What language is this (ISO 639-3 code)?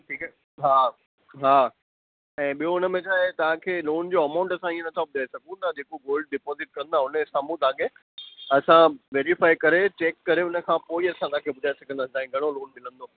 snd